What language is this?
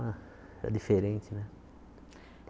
Portuguese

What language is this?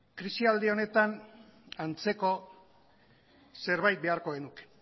Basque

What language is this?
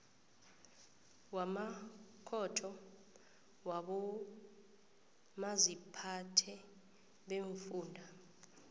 South Ndebele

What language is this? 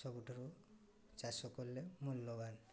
Odia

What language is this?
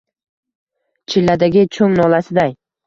Uzbek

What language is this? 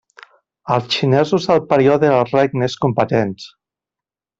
Catalan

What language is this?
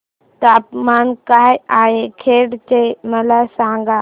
Marathi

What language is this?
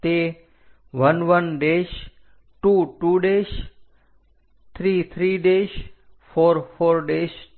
Gujarati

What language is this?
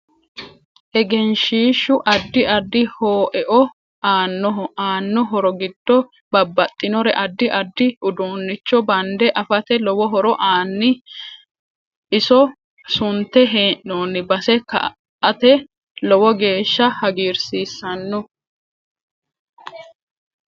Sidamo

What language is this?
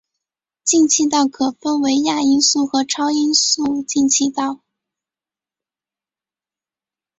Chinese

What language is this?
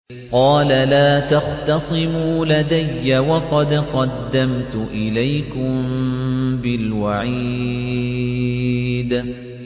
Arabic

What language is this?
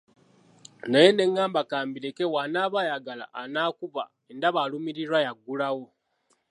Ganda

